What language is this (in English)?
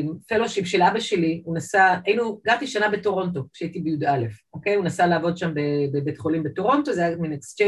Hebrew